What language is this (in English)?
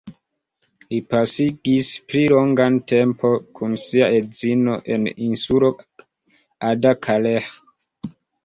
Esperanto